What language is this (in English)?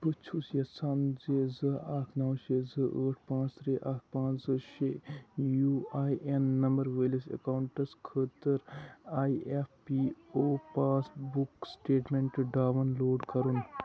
Kashmiri